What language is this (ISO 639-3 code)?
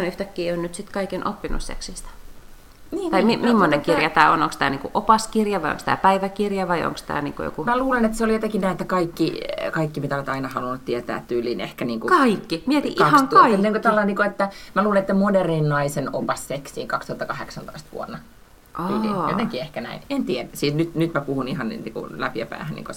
fin